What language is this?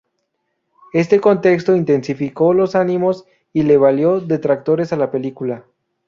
Spanish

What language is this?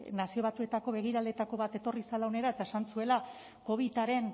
Basque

